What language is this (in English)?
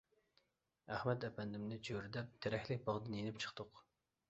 Uyghur